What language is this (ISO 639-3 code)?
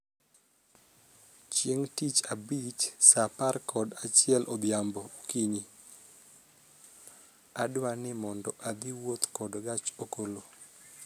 luo